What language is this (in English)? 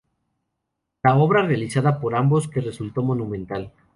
Spanish